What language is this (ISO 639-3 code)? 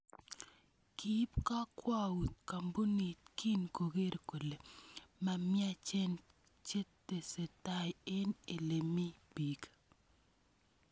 kln